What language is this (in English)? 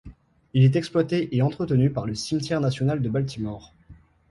French